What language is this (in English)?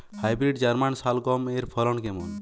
Bangla